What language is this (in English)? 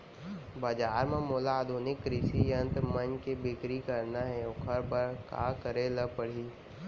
Chhattisgarhi